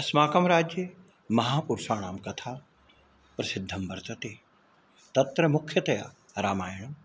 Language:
Sanskrit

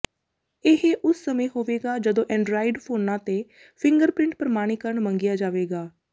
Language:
Punjabi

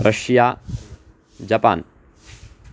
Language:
Sanskrit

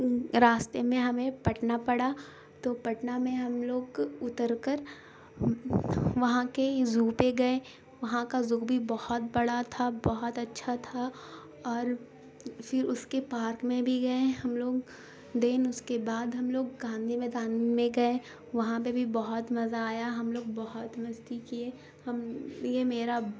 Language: Urdu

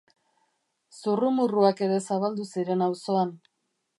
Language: Basque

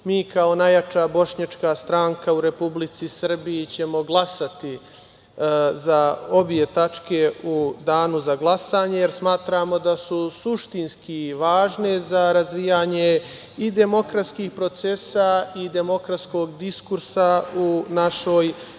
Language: Serbian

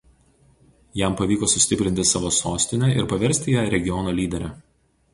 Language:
Lithuanian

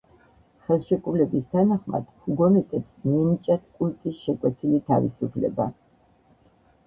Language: Georgian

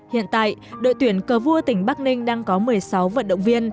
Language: Vietnamese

